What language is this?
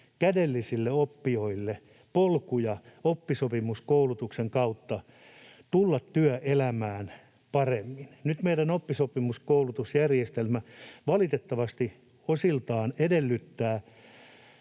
Finnish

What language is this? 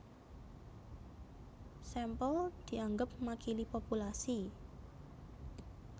Javanese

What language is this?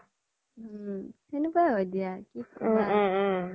Assamese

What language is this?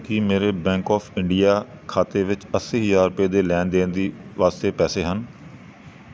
Punjabi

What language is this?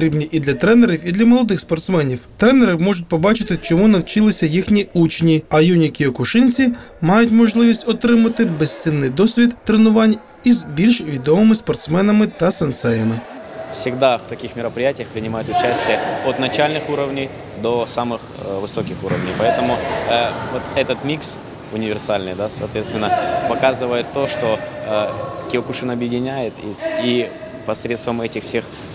Russian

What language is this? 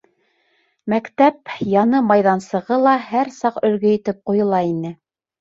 Bashkir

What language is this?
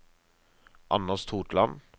Norwegian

